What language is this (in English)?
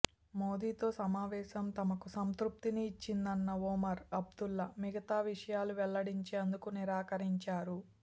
Telugu